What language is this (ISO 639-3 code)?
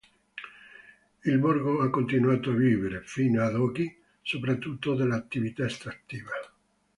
ita